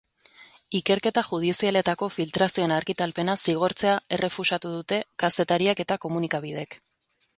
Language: Basque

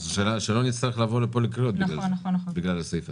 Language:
Hebrew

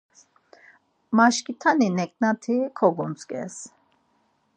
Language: Laz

